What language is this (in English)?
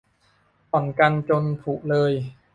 Thai